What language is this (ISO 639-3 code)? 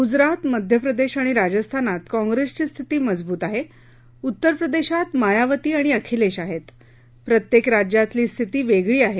mar